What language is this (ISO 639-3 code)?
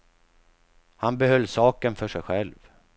swe